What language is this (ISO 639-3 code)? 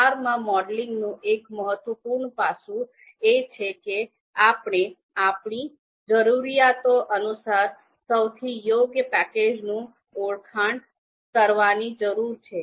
guj